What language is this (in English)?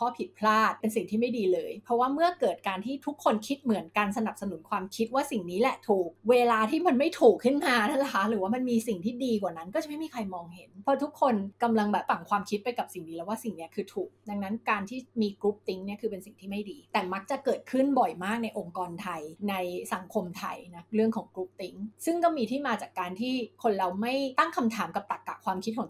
Thai